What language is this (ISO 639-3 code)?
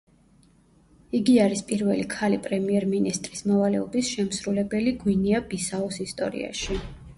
kat